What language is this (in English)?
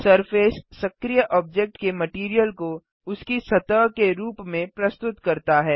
Hindi